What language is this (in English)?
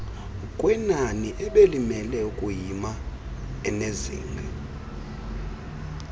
Xhosa